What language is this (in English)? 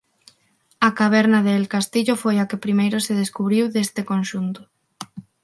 Galician